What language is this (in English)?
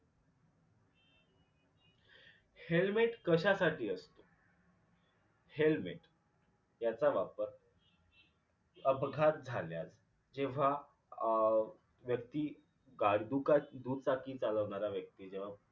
Marathi